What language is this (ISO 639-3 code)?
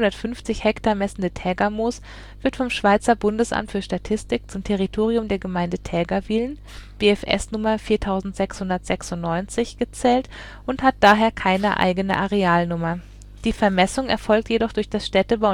deu